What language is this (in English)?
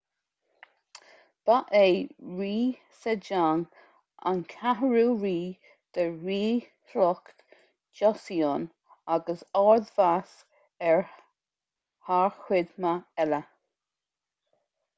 Irish